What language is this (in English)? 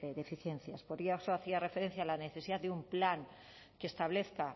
Spanish